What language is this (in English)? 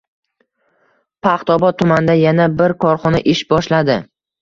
Uzbek